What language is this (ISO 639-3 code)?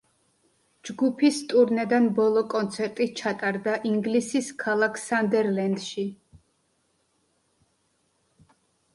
kat